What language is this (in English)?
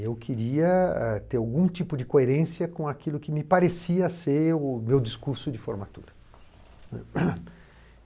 Portuguese